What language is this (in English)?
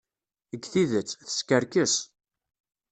Kabyle